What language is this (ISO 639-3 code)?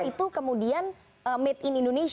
ind